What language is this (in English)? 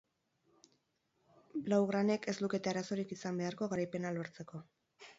Basque